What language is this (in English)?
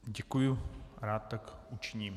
Czech